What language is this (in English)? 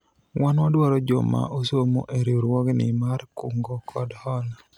Luo (Kenya and Tanzania)